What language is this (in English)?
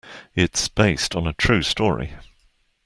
English